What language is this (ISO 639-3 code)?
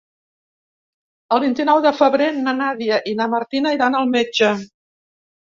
cat